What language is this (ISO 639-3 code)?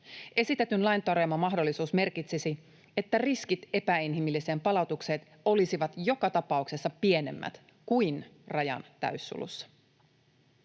fin